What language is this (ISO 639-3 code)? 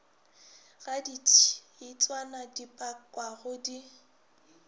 nso